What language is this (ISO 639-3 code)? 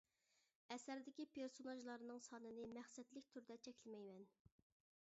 uig